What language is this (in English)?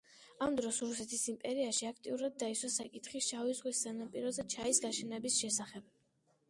Georgian